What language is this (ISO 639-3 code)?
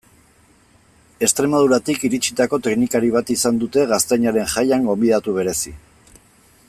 eus